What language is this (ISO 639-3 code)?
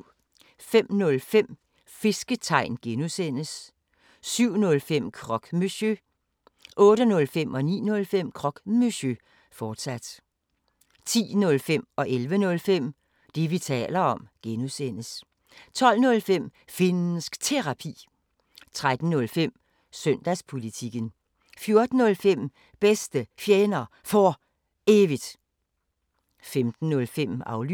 dan